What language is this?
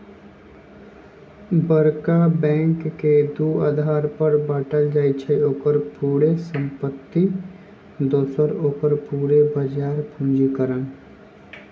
Magahi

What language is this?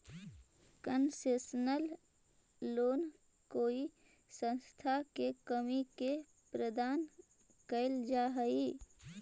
Magahi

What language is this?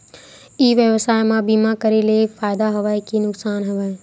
Chhattisgarhi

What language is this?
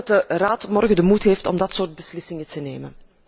Dutch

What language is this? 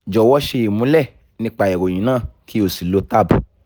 Yoruba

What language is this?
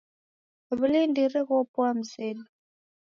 Taita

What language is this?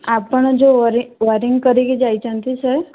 Odia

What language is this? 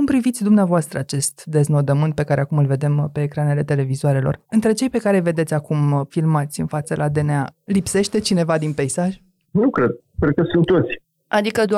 Romanian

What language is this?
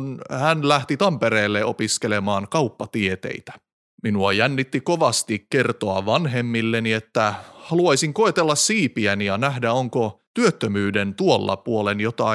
Finnish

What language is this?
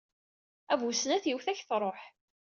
Kabyle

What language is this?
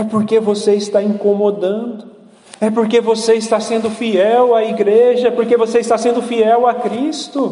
Portuguese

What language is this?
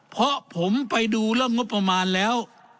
Thai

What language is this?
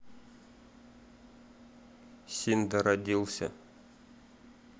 Russian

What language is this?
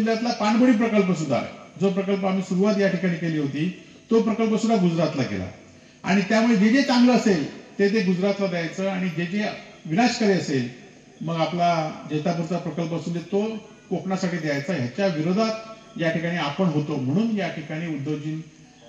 Marathi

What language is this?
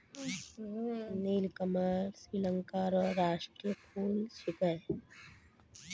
Maithili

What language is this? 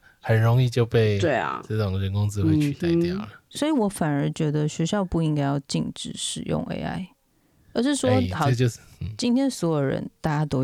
Chinese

